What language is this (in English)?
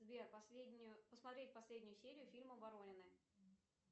Russian